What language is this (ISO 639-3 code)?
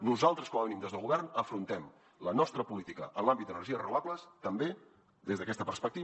cat